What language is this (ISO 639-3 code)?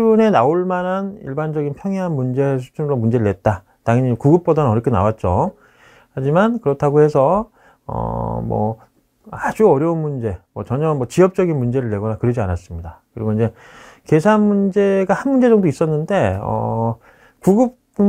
kor